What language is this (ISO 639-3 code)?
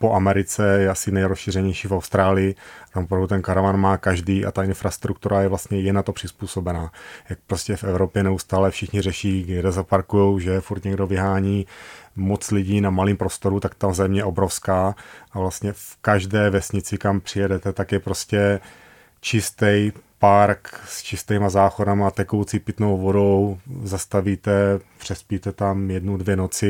ces